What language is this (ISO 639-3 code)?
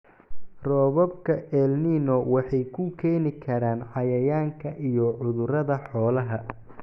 som